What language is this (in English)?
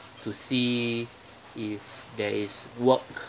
English